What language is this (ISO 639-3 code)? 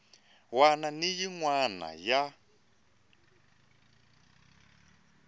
tso